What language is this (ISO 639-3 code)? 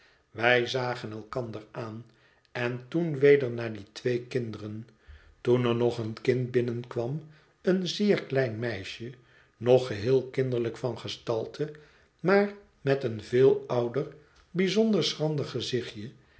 nld